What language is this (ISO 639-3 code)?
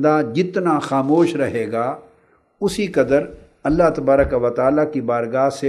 urd